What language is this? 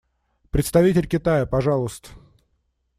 Russian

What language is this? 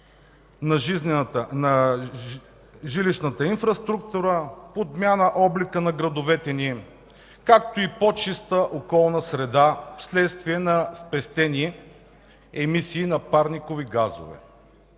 Bulgarian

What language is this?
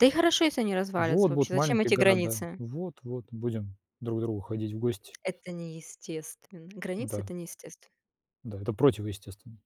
Russian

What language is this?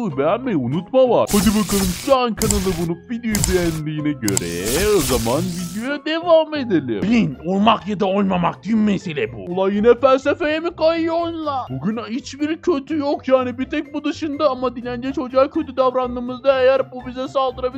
Turkish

